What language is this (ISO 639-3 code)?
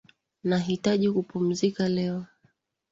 swa